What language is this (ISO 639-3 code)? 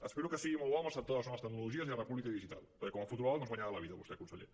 cat